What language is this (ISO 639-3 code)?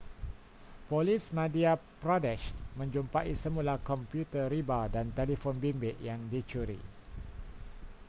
msa